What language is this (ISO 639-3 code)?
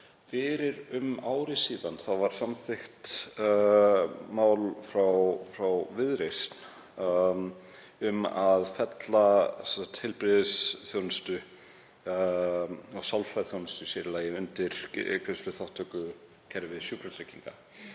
isl